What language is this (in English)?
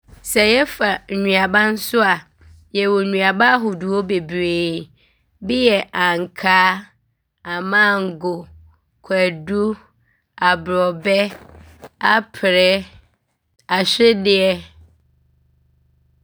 Abron